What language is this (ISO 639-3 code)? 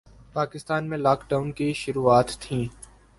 urd